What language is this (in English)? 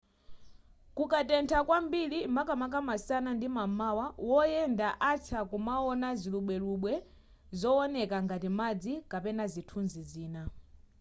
Nyanja